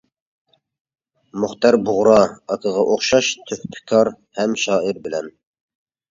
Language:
Uyghur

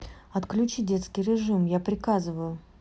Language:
Russian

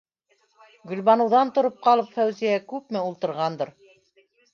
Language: Bashkir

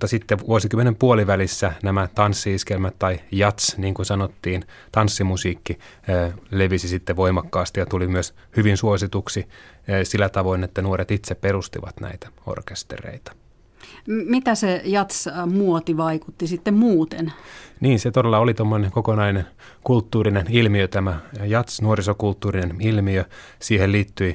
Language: Finnish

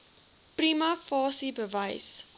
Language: Afrikaans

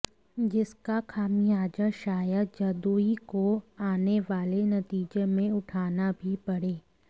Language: Hindi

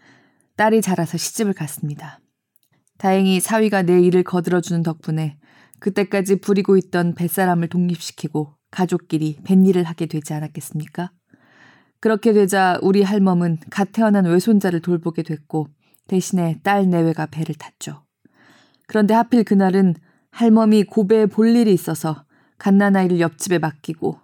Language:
Korean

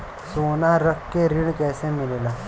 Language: Bhojpuri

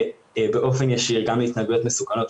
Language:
Hebrew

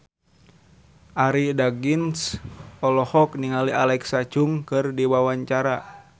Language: Sundanese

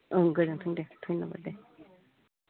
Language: Bodo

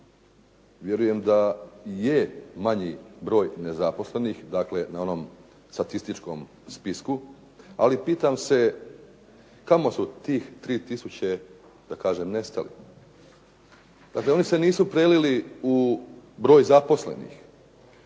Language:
Croatian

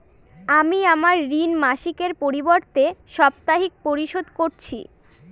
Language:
Bangla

